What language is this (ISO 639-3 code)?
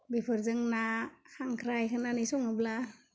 brx